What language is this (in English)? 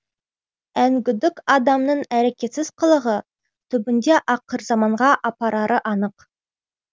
Kazakh